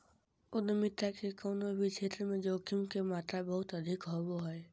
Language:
Magahi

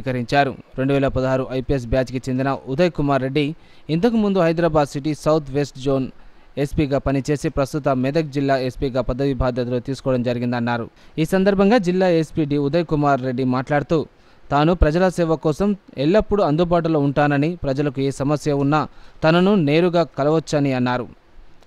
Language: Telugu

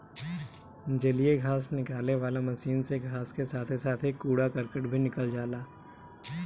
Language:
Bhojpuri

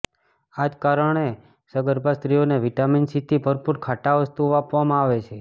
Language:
Gujarati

